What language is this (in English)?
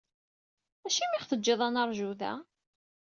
Kabyle